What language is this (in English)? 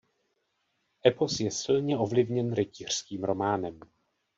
Czech